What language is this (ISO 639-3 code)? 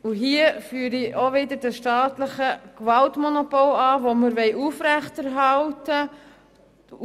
gsw